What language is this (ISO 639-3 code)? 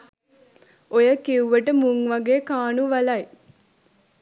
sin